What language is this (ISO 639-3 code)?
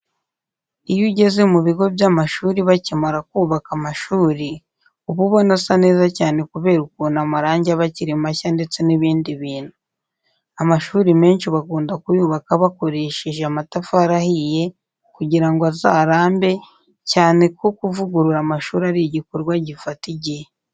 kin